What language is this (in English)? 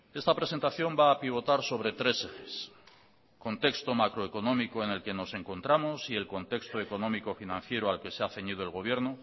Spanish